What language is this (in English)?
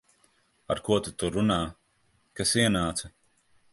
Latvian